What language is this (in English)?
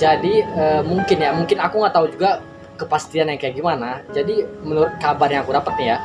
Indonesian